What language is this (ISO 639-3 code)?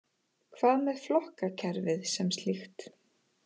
isl